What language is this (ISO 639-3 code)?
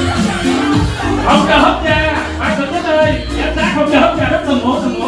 vie